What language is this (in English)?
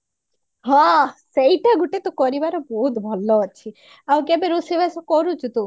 Odia